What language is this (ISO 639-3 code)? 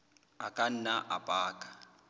sot